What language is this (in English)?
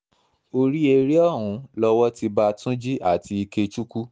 Yoruba